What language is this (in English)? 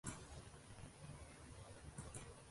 Uzbek